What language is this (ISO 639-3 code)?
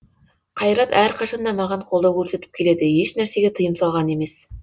kaz